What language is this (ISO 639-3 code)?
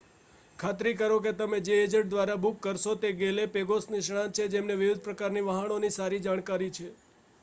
guj